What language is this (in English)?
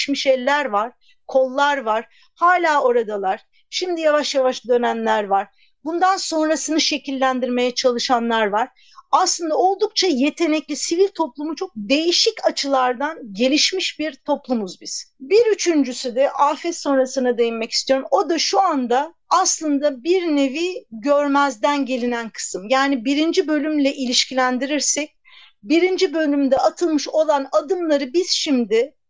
Turkish